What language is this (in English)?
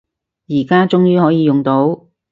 Cantonese